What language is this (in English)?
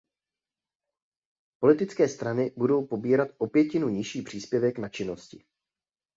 Czech